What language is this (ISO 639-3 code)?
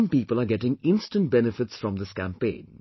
eng